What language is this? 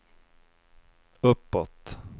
Swedish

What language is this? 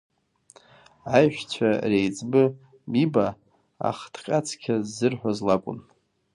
Abkhazian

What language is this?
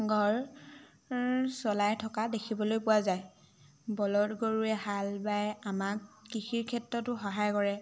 Assamese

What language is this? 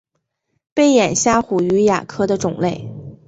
Chinese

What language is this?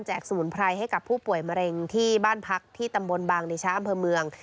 Thai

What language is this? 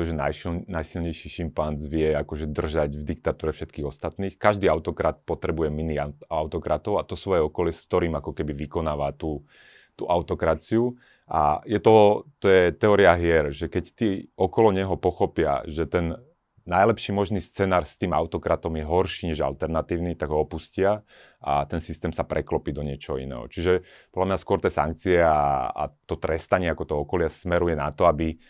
Slovak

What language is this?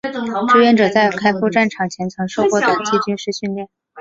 Chinese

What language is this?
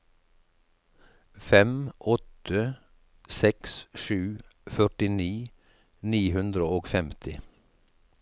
Norwegian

